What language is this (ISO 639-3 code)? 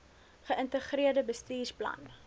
afr